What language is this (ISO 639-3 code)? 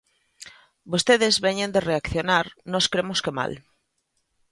glg